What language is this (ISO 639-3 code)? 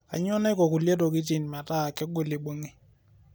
mas